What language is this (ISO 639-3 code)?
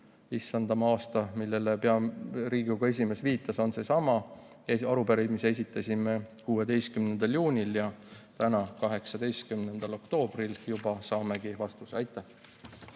est